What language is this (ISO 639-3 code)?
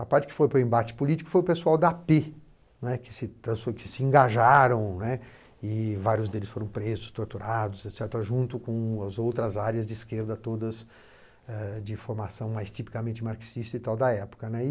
por